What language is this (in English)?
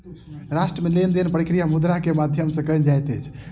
Maithili